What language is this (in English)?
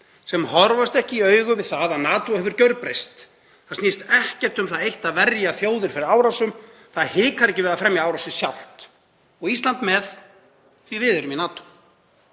Icelandic